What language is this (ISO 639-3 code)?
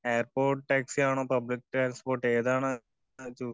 mal